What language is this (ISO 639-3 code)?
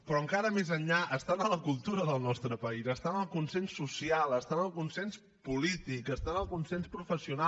cat